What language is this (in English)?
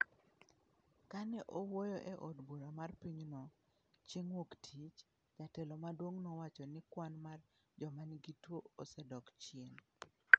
Luo (Kenya and Tanzania)